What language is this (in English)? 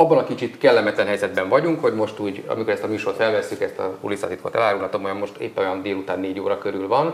Hungarian